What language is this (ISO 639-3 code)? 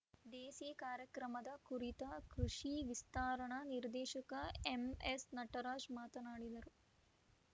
kan